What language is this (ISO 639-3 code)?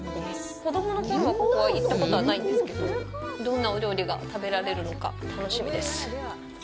jpn